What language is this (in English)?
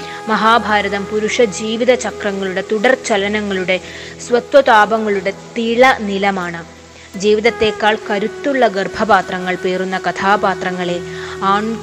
Malayalam